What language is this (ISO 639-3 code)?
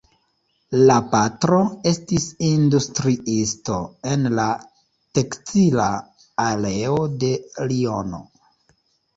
epo